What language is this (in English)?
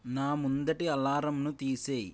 Telugu